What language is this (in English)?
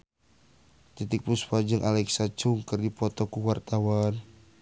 Sundanese